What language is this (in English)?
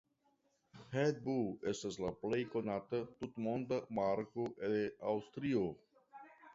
Esperanto